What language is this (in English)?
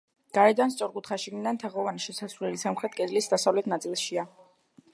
Georgian